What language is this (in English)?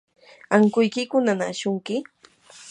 Yanahuanca Pasco Quechua